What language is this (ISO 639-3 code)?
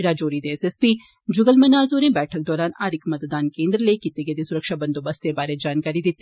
doi